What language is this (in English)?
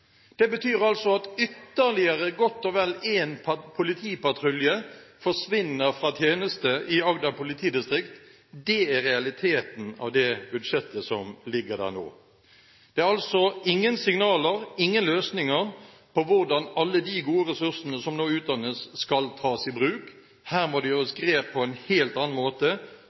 Norwegian Bokmål